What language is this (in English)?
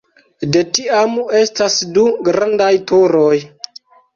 Esperanto